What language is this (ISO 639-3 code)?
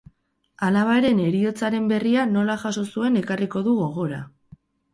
eus